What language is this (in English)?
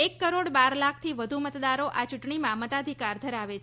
Gujarati